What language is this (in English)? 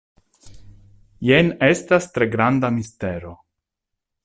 Esperanto